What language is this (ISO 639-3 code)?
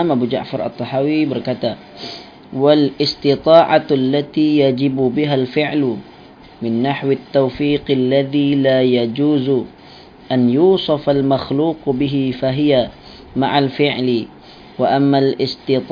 msa